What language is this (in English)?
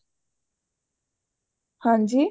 Punjabi